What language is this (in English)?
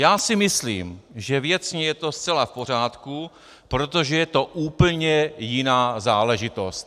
Czech